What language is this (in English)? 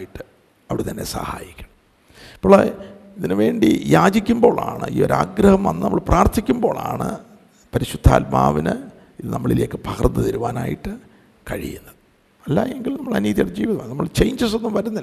Malayalam